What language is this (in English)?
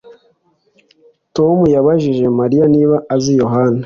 Kinyarwanda